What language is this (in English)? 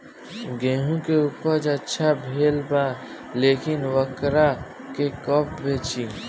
Bhojpuri